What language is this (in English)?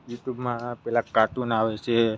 Gujarati